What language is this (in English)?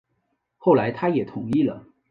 Chinese